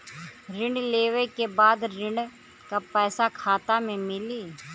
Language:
Bhojpuri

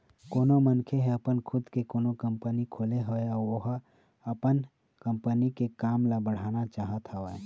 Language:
Chhattisgarhi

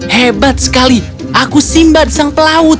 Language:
Indonesian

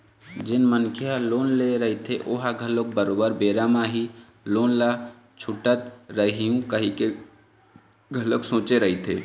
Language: Chhattisgarhi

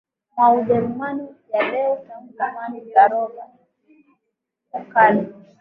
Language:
Swahili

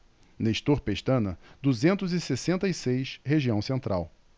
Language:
Portuguese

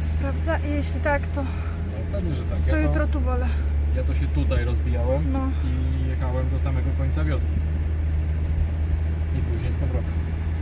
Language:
Polish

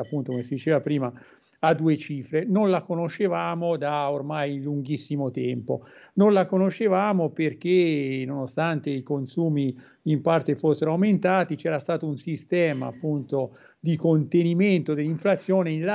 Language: Italian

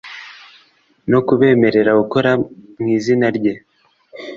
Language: Kinyarwanda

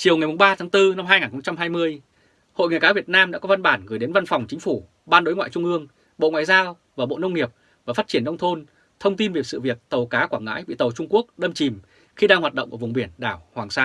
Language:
Vietnamese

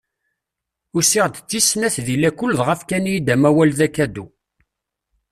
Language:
Kabyle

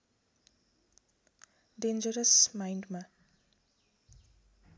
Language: Nepali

